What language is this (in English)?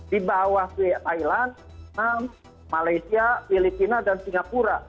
Indonesian